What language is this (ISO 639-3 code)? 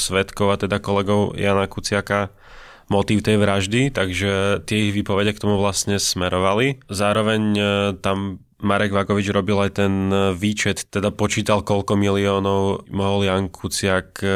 slk